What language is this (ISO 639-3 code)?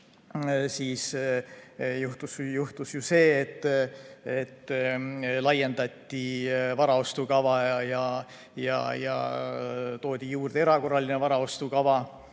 est